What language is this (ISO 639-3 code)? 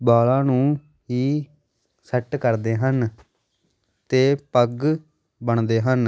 pan